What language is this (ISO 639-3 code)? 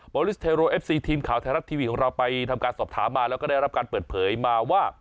tha